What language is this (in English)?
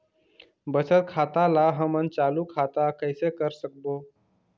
Chhattisgarhi